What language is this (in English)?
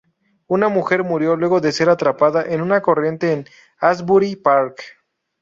Spanish